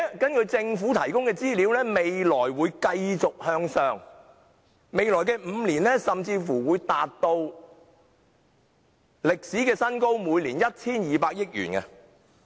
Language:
Cantonese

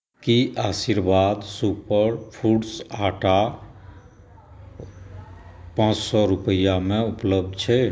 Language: Maithili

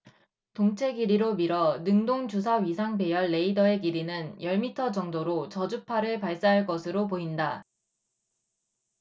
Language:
Korean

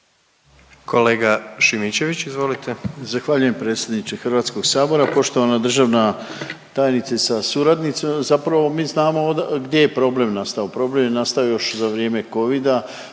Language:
Croatian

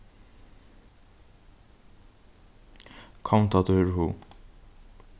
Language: Faroese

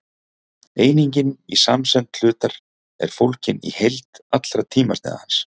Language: Icelandic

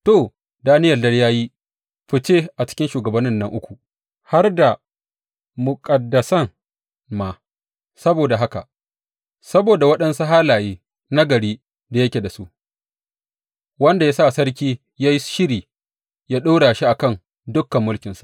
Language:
Hausa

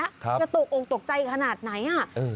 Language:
Thai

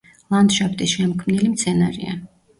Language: Georgian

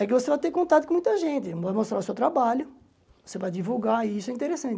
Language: Portuguese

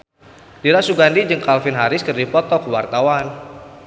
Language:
Sundanese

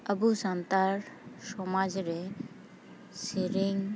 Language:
Santali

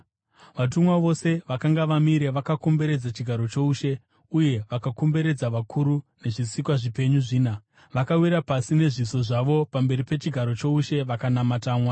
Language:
Shona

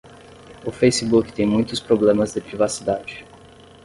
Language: Portuguese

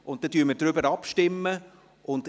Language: Swiss German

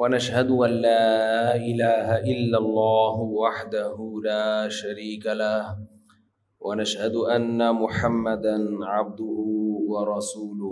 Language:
Urdu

